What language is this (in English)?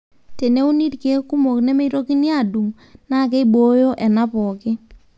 Masai